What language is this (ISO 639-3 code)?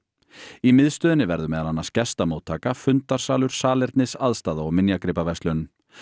isl